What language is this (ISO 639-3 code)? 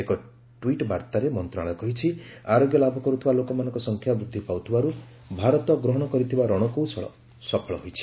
ori